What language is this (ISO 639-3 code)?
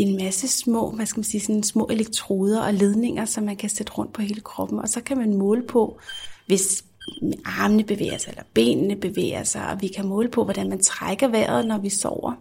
dan